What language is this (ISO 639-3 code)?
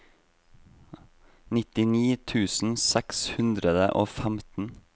nor